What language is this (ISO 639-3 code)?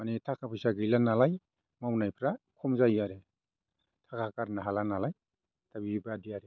brx